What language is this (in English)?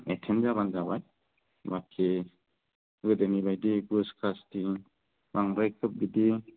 Bodo